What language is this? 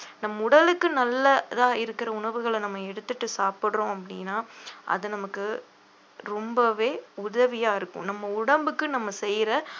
Tamil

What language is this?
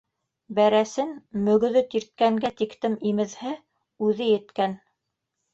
Bashkir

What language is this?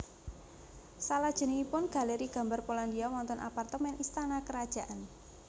Javanese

